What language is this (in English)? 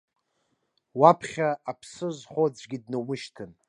Abkhazian